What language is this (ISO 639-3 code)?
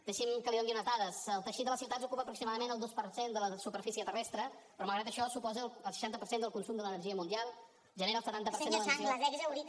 cat